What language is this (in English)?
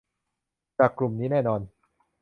Thai